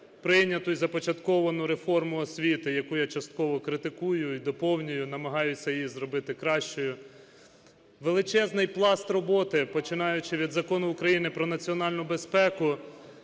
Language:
Ukrainian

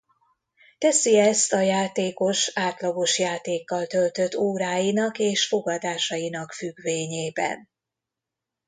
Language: Hungarian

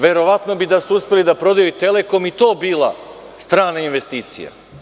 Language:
Serbian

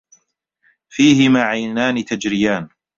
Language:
Arabic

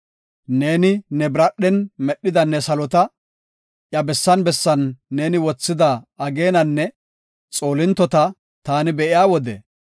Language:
Gofa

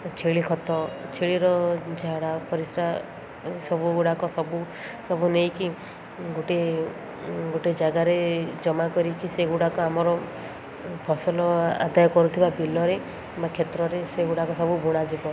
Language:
Odia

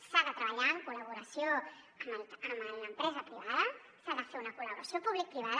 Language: Catalan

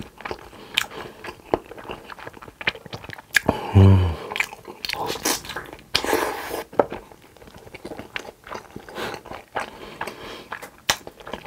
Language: Korean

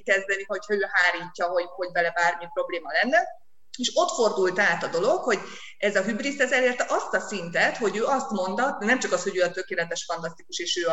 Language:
Hungarian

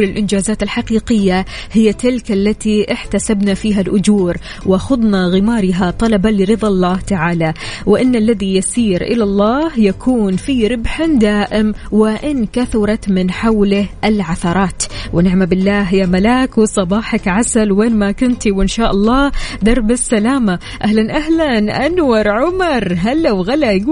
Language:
Arabic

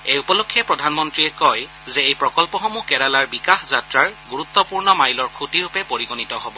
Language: Assamese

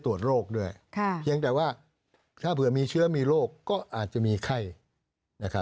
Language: Thai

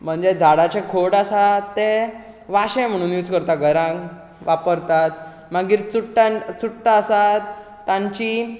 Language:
Konkani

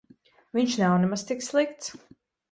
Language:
Latvian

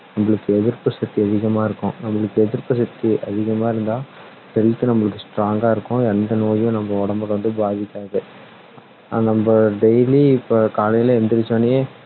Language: Tamil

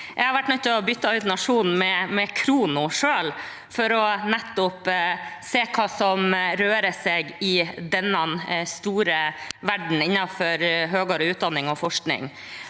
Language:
Norwegian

